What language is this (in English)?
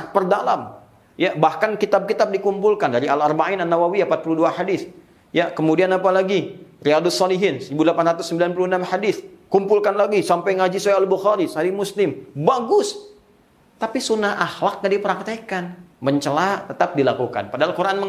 Indonesian